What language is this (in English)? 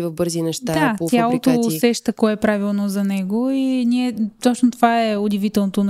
Bulgarian